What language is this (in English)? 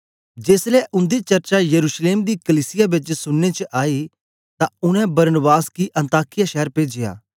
Dogri